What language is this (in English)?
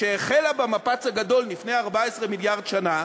Hebrew